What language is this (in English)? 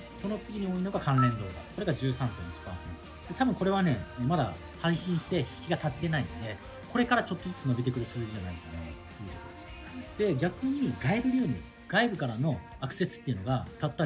Japanese